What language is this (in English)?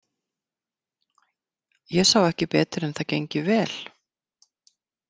Icelandic